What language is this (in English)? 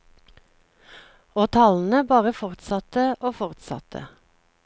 Norwegian